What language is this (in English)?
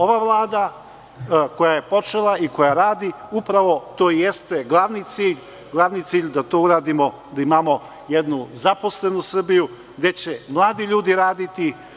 Serbian